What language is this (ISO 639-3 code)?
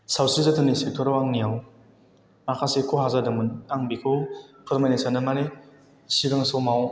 brx